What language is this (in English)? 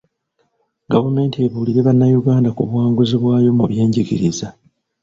Ganda